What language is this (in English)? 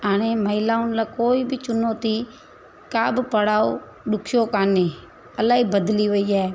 Sindhi